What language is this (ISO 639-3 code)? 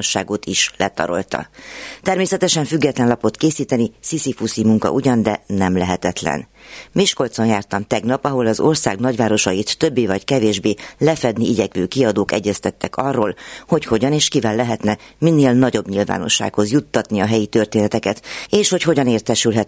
hun